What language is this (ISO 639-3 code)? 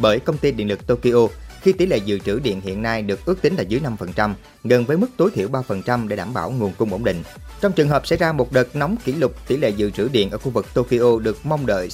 vie